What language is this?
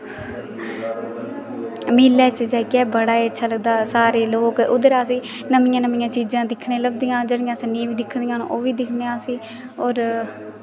Dogri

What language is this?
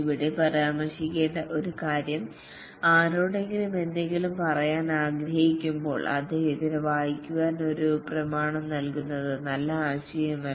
Malayalam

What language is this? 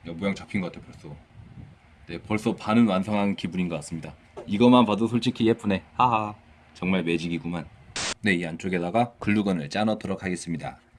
Korean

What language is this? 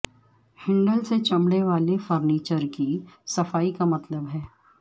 Urdu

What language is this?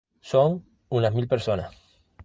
Spanish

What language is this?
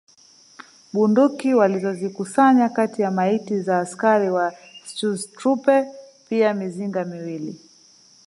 Swahili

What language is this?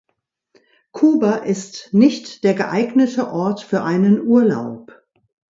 German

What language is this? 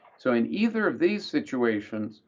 English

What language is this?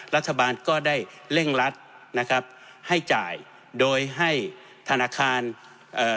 Thai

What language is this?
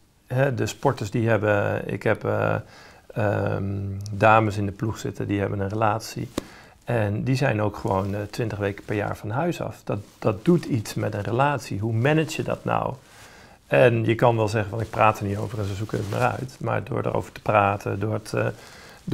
Dutch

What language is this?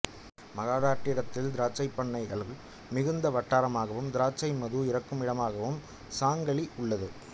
Tamil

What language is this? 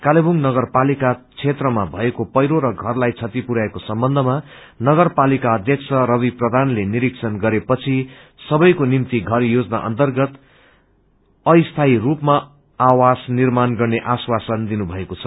Nepali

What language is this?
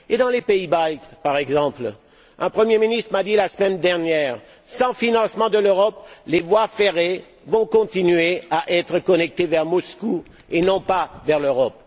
French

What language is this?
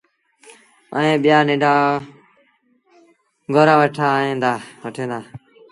Sindhi Bhil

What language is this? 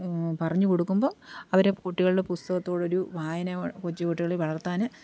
Malayalam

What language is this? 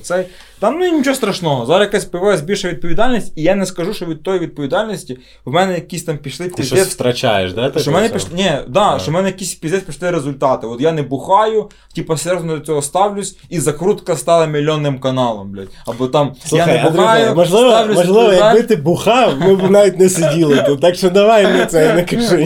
Ukrainian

